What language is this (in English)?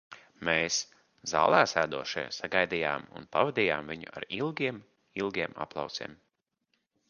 Latvian